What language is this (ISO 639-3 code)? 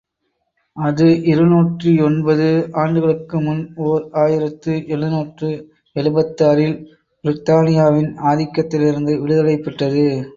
tam